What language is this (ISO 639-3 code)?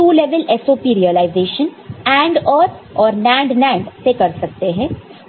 hin